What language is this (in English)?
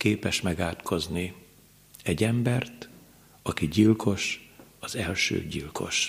Hungarian